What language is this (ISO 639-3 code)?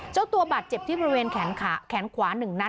tha